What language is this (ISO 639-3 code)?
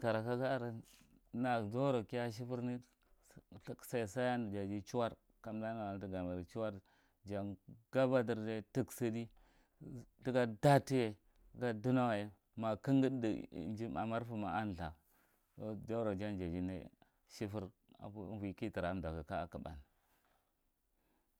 mrt